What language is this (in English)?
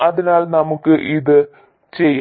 Malayalam